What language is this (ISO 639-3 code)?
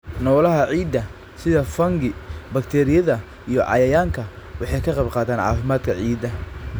som